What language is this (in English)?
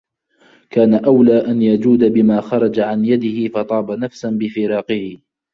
Arabic